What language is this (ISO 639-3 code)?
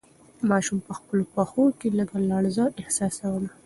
pus